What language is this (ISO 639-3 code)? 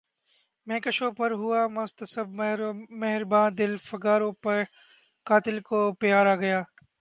urd